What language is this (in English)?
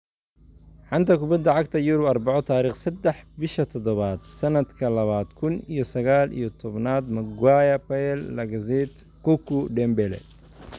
Somali